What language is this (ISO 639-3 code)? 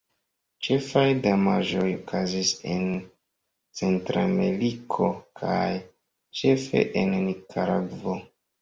epo